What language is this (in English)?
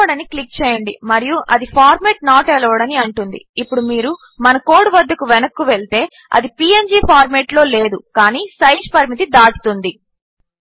Telugu